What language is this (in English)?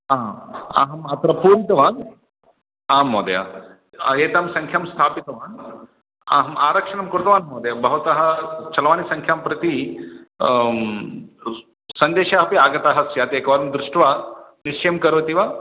Sanskrit